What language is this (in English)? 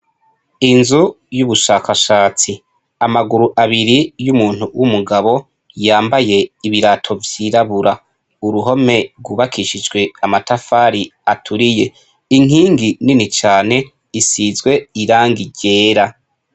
Rundi